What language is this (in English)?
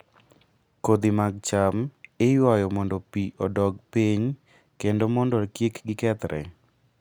Luo (Kenya and Tanzania)